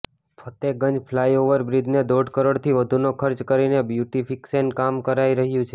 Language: Gujarati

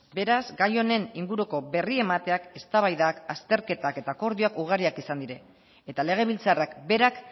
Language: Basque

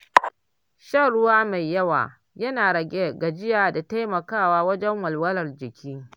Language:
Hausa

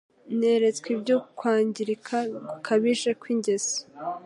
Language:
Kinyarwanda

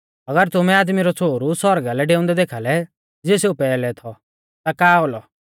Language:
Mahasu Pahari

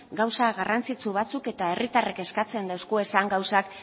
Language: Basque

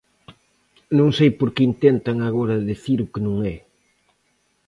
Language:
Galician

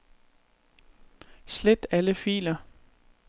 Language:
Danish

